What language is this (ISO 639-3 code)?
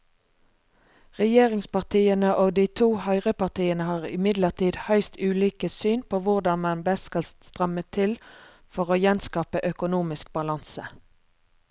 nor